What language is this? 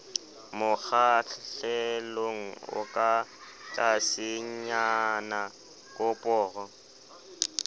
Southern Sotho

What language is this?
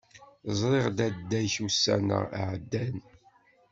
Kabyle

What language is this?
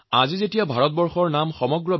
Assamese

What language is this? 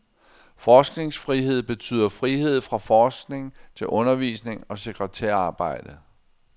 Danish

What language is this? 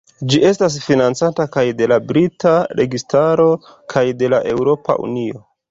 Esperanto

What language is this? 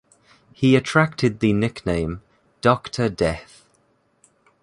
English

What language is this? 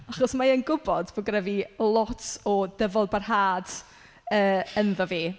Welsh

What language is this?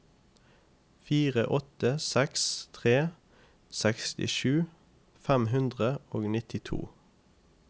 Norwegian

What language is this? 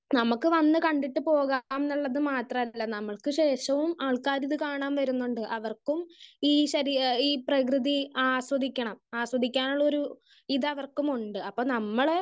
Malayalam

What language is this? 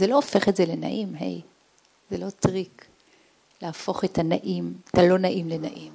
Hebrew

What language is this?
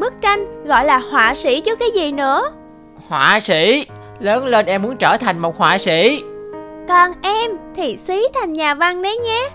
Vietnamese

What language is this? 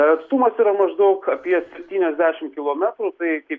Lithuanian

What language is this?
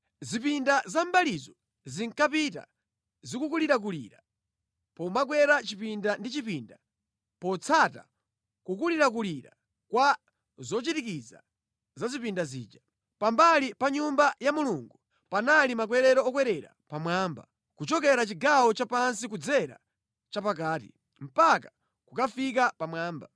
Nyanja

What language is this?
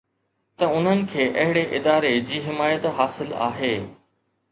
Sindhi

